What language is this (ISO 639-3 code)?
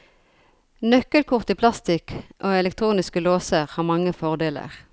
nor